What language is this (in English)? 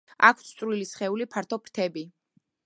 Georgian